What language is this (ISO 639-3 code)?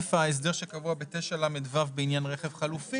heb